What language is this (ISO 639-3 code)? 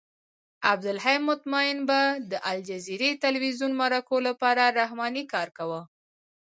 pus